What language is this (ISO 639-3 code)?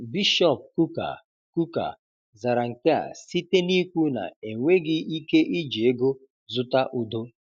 ibo